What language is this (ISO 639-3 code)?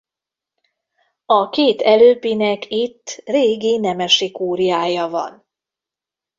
hun